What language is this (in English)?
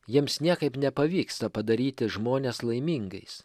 Lithuanian